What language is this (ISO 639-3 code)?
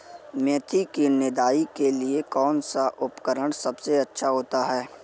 hin